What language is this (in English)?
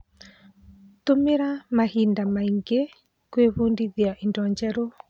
Kikuyu